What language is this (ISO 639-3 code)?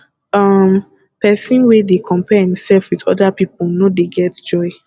pcm